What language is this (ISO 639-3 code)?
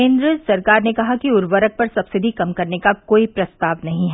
hin